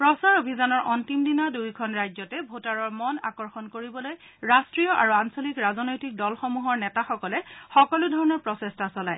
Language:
Assamese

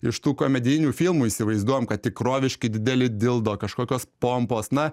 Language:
Lithuanian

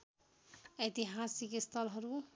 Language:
Nepali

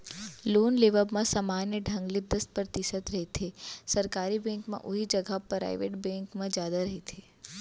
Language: Chhattisgarhi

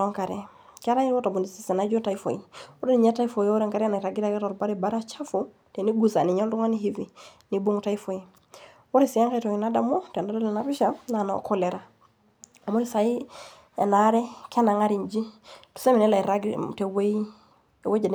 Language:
Masai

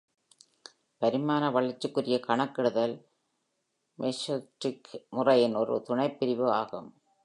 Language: Tamil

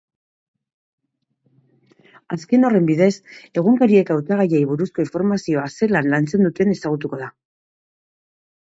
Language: Basque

